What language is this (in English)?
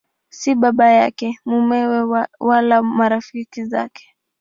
Swahili